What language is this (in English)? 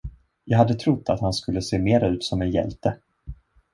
Swedish